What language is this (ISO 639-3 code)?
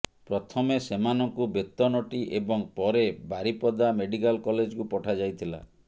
ori